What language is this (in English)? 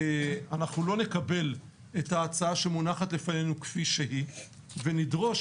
Hebrew